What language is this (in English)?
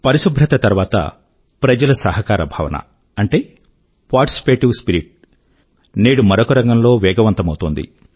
Telugu